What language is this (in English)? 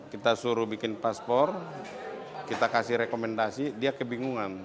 Indonesian